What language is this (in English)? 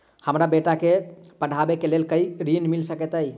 Maithili